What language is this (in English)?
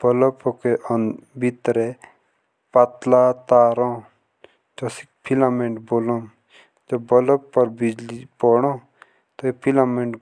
Jaunsari